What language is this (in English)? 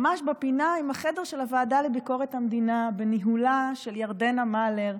Hebrew